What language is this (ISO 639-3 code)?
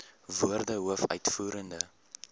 afr